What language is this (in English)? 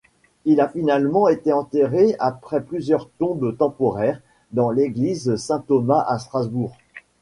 French